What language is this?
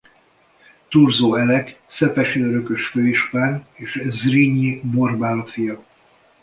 Hungarian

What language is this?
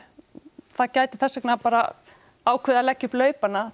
Icelandic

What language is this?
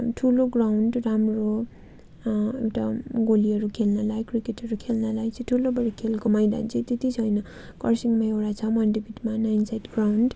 Nepali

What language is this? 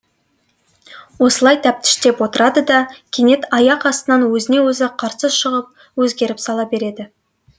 Kazakh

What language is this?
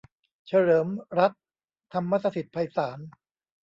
Thai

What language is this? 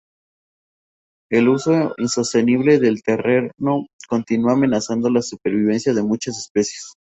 Spanish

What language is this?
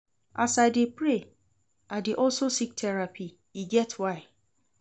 Nigerian Pidgin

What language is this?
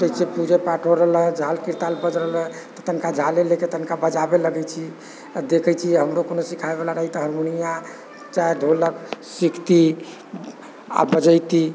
Maithili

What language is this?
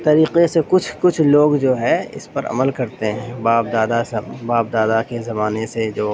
Urdu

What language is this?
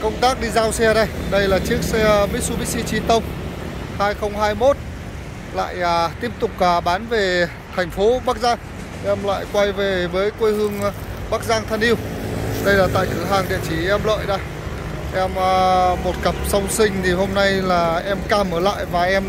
Vietnamese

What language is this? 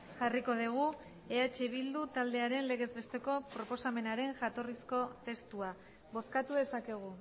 Basque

